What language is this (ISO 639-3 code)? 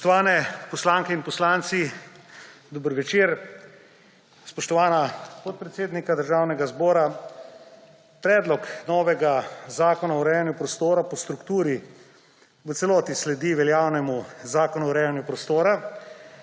slv